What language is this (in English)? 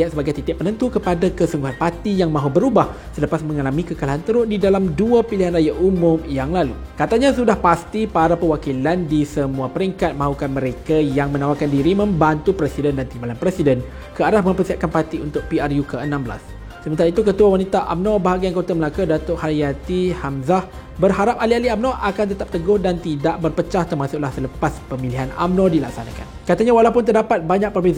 Malay